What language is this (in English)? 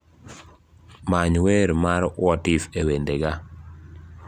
Luo (Kenya and Tanzania)